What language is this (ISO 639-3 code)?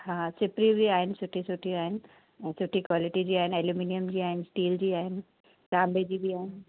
snd